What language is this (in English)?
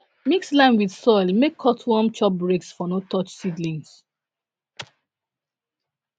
Nigerian Pidgin